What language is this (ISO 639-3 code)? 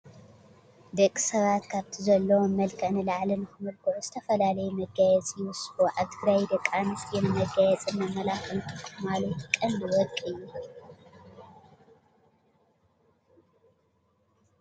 tir